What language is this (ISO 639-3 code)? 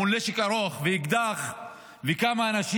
heb